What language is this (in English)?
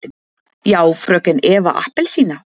Icelandic